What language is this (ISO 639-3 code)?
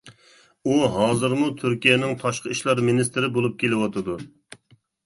uig